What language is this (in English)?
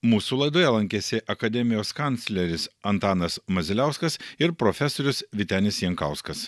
Lithuanian